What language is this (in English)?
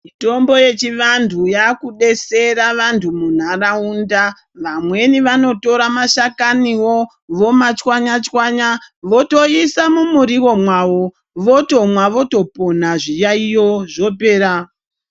Ndau